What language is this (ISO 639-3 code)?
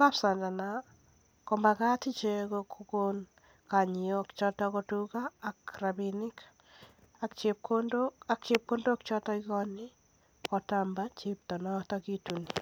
kln